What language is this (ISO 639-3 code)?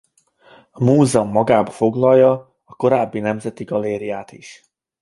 hun